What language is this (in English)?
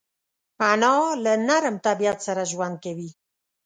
Pashto